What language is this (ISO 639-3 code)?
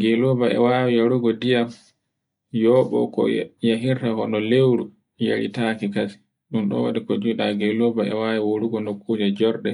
fue